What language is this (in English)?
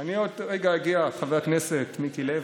Hebrew